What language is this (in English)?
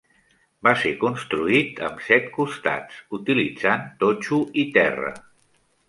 Catalan